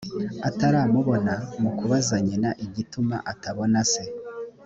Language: Kinyarwanda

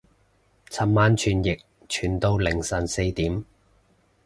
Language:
Cantonese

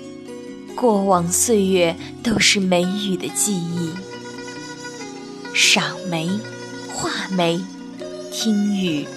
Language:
Chinese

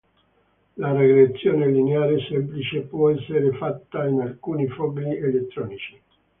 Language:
Italian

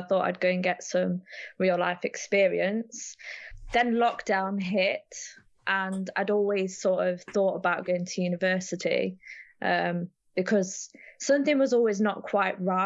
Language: English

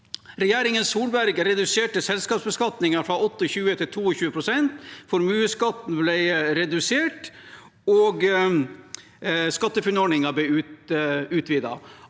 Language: Norwegian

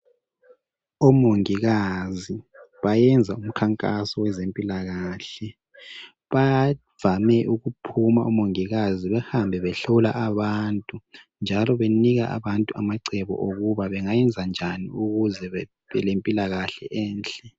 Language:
North Ndebele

